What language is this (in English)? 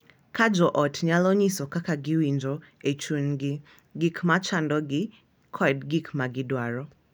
Luo (Kenya and Tanzania)